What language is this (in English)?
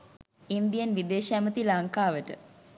Sinhala